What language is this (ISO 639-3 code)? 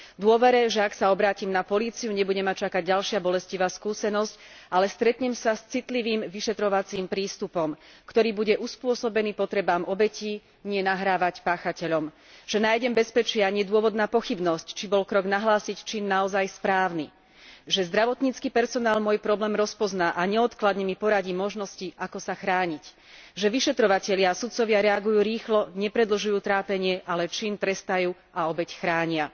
slk